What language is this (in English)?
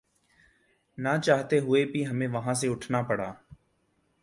Urdu